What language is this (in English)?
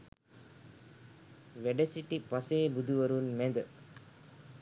Sinhala